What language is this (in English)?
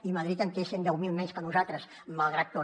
Catalan